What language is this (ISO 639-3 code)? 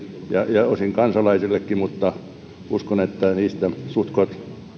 fin